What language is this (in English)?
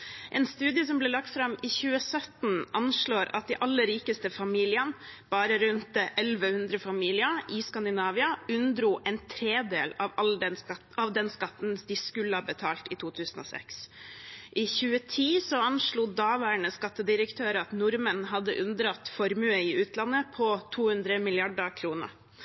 Norwegian Bokmål